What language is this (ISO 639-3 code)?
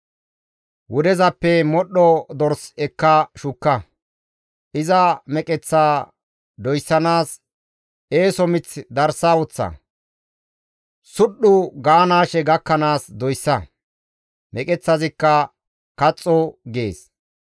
gmv